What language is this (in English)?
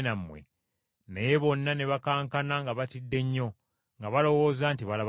Ganda